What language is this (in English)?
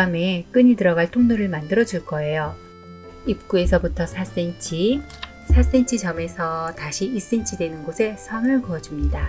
Korean